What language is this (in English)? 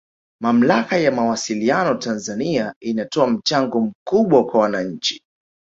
Swahili